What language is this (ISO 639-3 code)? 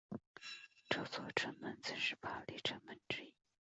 zho